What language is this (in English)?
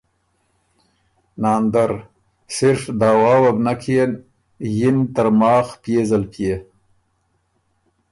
Ormuri